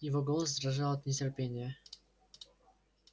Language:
Russian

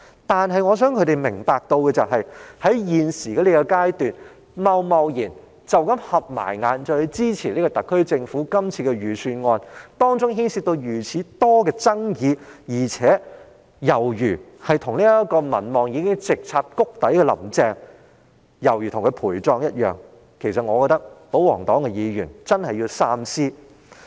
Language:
Cantonese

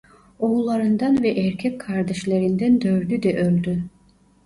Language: Turkish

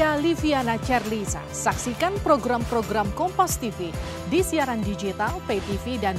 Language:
Indonesian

